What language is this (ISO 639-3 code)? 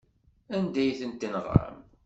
kab